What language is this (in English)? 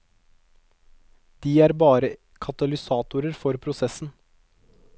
Norwegian